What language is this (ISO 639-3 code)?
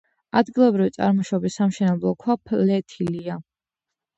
kat